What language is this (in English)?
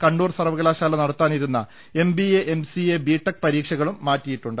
Malayalam